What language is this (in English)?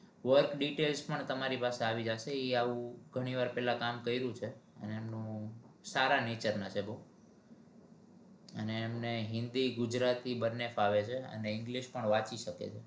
Gujarati